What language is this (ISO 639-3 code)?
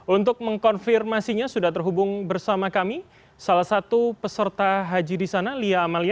ind